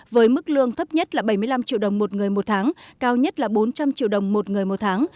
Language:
Vietnamese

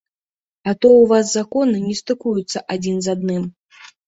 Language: Belarusian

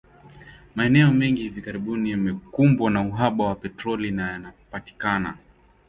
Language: Swahili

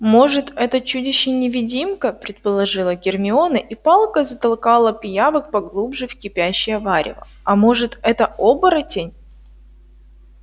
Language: Russian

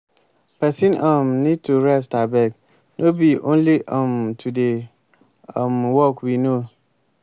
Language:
Nigerian Pidgin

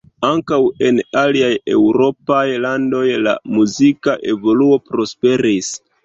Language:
Esperanto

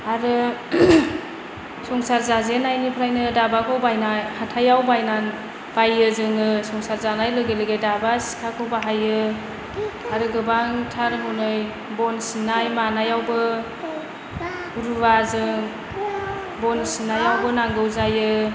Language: Bodo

